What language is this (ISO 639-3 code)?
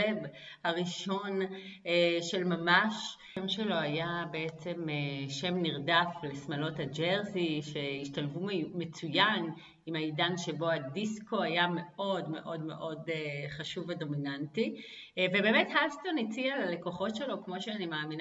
heb